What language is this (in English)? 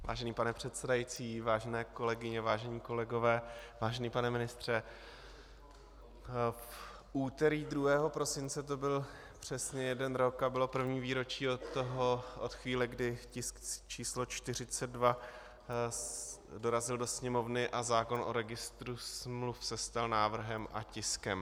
Czech